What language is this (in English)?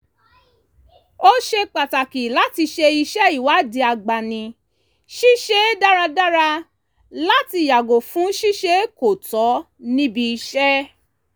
Yoruba